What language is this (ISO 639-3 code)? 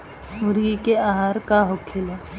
bho